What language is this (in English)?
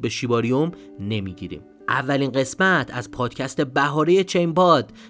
Persian